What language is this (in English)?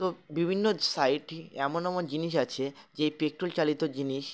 Bangla